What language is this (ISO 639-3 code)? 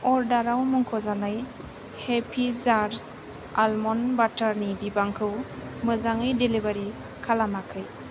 brx